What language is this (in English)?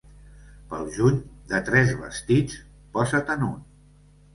Catalan